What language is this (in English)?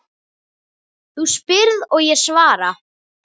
Icelandic